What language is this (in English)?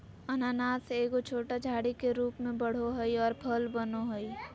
Magahi